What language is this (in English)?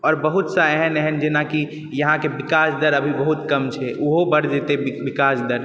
Maithili